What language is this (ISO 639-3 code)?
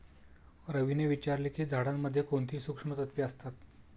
mar